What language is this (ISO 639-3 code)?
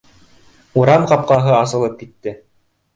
bak